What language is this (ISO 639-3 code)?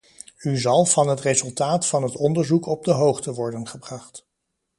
nld